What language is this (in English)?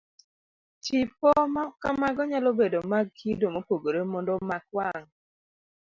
Luo (Kenya and Tanzania)